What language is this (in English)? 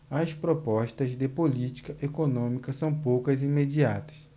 Portuguese